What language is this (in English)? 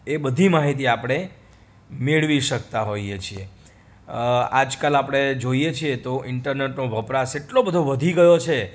Gujarati